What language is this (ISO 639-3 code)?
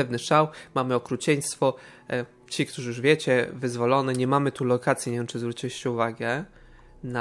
pol